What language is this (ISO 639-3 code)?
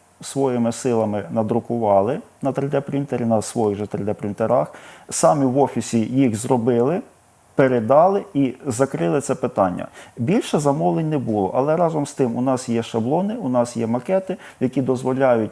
ukr